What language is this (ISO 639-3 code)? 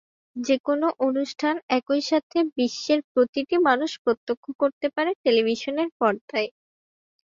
ben